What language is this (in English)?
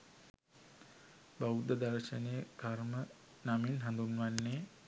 Sinhala